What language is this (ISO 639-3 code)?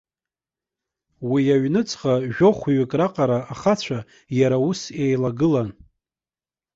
abk